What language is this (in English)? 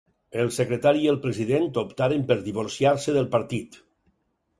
Catalan